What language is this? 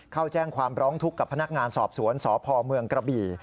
Thai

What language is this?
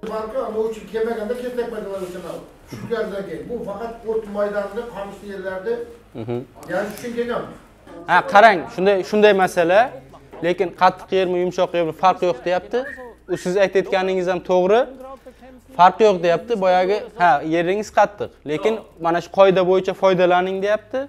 Turkish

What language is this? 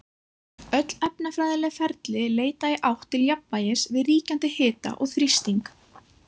Icelandic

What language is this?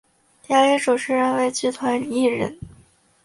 Chinese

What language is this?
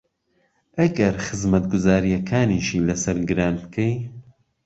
Central Kurdish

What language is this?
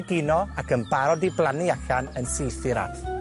Welsh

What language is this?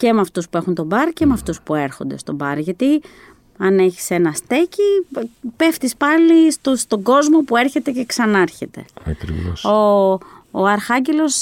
Greek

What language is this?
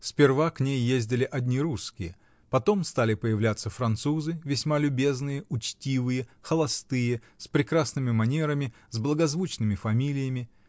Russian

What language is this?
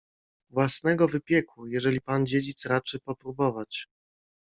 Polish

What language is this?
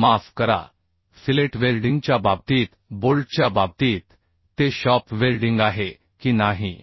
Marathi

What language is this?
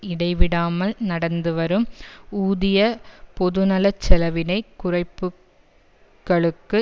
Tamil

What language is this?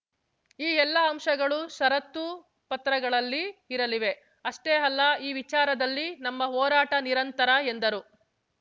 Kannada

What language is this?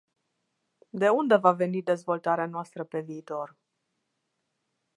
Romanian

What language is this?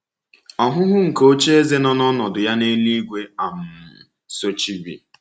Igbo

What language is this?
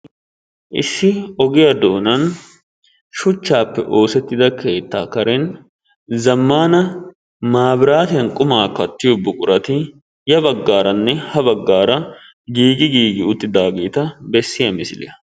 Wolaytta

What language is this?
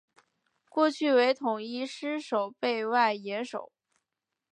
Chinese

